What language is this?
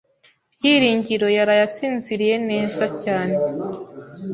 Kinyarwanda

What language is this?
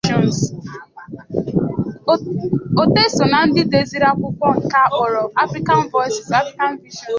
Igbo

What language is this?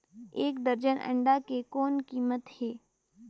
Chhattisgarhi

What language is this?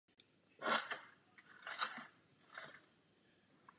Czech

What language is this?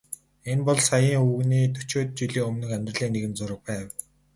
Mongolian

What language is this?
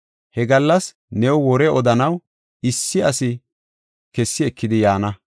Gofa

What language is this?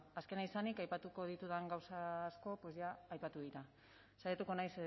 Basque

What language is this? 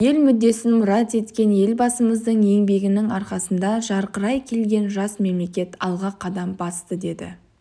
Kazakh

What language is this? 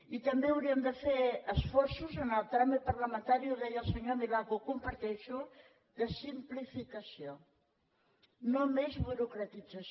Catalan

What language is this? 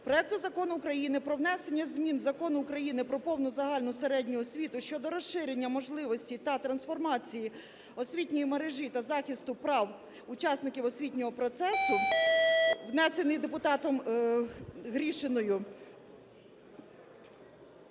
Ukrainian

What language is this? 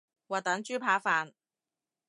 Cantonese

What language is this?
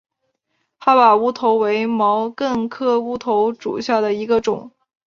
Chinese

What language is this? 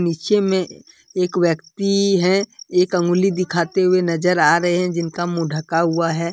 Hindi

